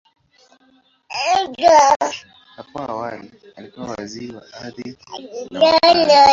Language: Swahili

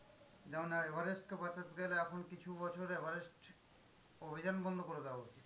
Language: Bangla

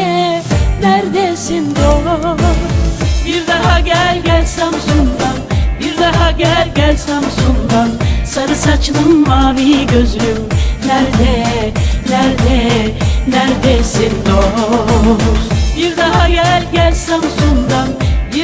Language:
Turkish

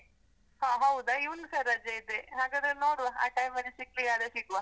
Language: Kannada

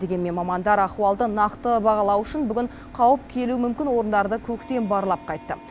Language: Kazakh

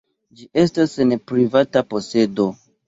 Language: Esperanto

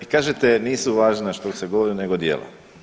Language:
Croatian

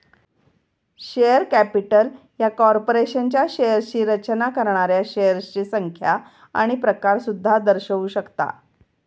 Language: Marathi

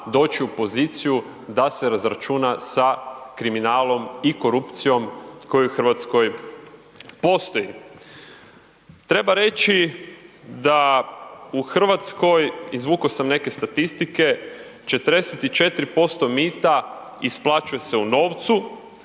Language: Croatian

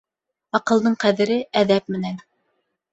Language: Bashkir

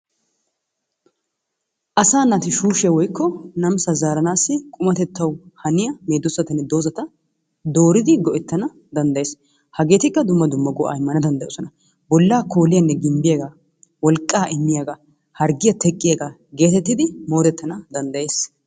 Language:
Wolaytta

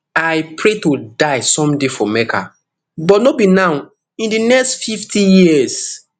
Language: Nigerian Pidgin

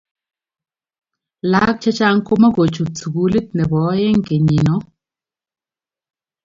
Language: Kalenjin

